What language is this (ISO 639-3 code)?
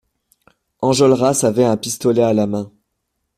fra